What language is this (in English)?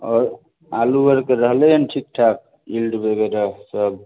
Maithili